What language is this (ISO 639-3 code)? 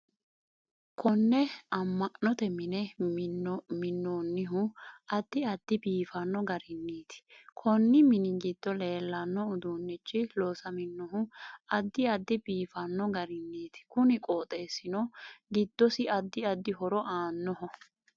sid